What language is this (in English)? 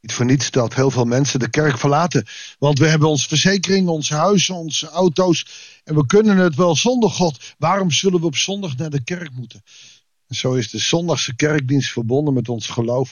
Dutch